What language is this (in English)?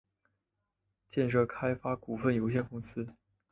Chinese